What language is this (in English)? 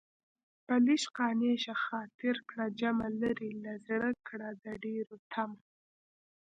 Pashto